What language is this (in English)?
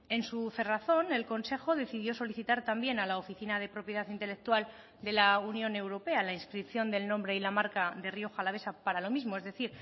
Spanish